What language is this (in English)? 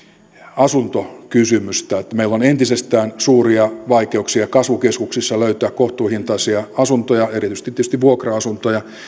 Finnish